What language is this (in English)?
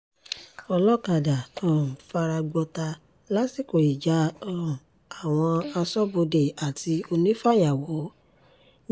Yoruba